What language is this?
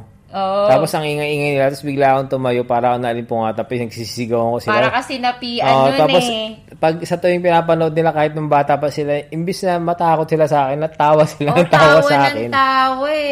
Filipino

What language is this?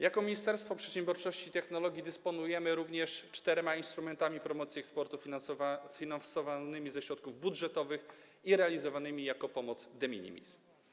Polish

